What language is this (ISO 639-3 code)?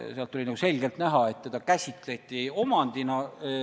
est